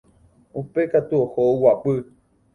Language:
Guarani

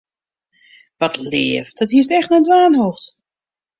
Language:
Western Frisian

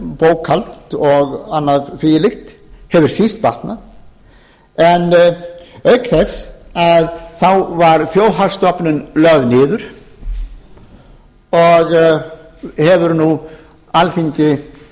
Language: Icelandic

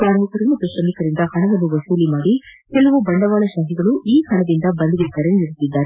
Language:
Kannada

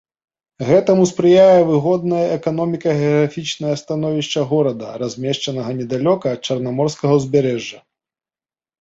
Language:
Belarusian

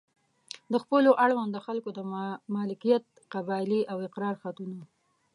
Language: Pashto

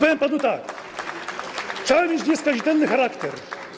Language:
Polish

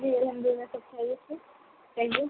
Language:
Urdu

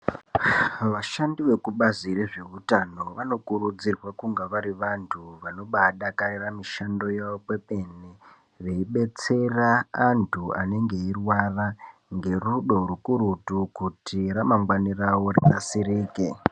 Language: Ndau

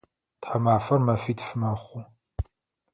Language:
Adyghe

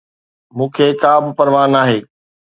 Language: Sindhi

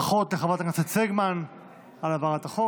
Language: Hebrew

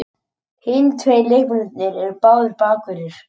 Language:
Icelandic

